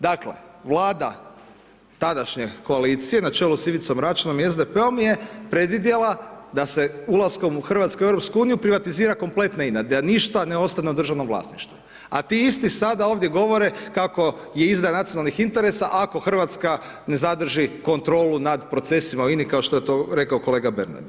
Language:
Croatian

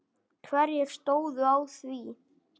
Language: Icelandic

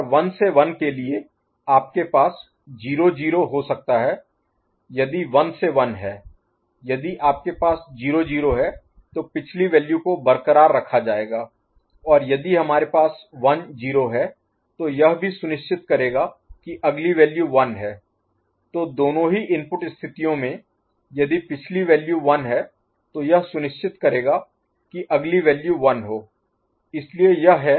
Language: Hindi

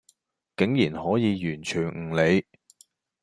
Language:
Cantonese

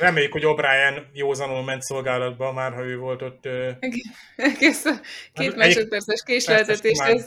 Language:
Hungarian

